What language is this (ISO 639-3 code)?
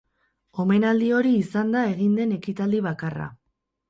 eus